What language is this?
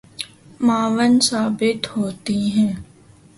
Urdu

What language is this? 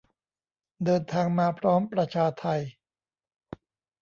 Thai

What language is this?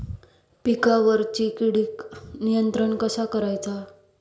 Marathi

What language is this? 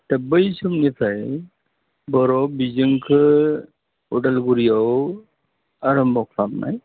Bodo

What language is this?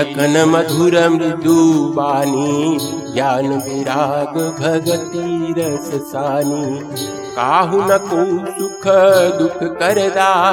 Hindi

